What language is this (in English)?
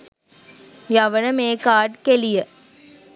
Sinhala